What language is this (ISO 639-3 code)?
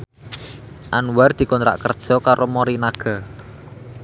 jav